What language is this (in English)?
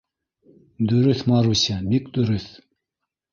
Bashkir